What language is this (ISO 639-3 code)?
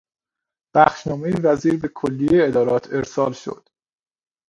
fas